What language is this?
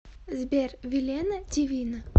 Russian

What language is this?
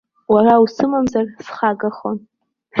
Abkhazian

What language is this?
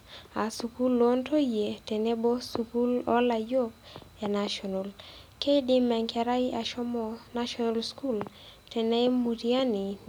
Masai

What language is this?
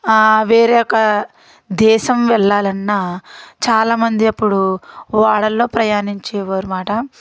Telugu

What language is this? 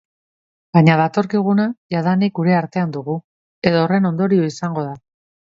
Basque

